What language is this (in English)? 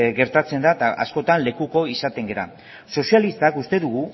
Basque